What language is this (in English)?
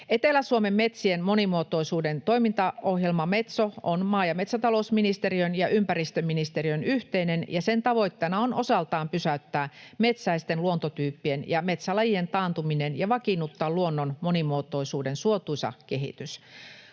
Finnish